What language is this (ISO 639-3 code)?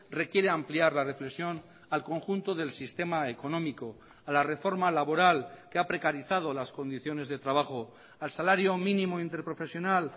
spa